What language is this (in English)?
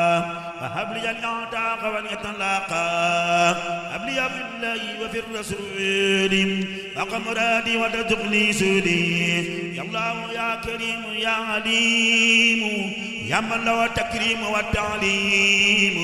Arabic